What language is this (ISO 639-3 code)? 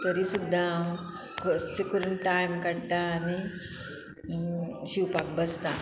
kok